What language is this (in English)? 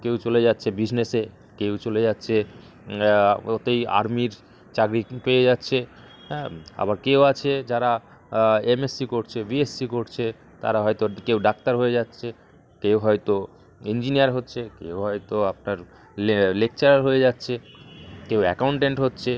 Bangla